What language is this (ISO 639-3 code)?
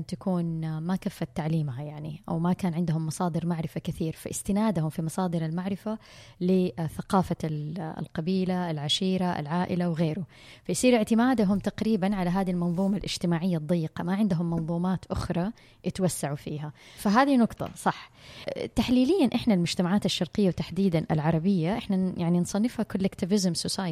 ara